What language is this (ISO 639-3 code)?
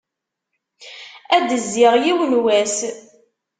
kab